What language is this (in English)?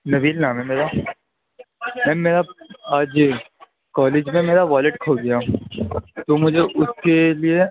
Urdu